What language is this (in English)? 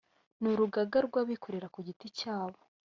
Kinyarwanda